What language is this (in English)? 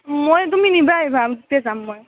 Assamese